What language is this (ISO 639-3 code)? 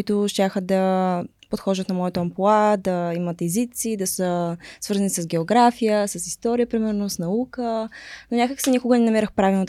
bul